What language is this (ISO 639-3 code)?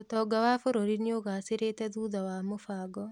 kik